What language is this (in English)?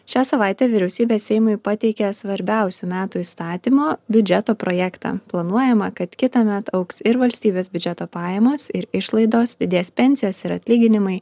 Lithuanian